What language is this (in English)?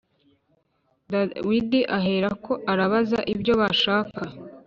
Kinyarwanda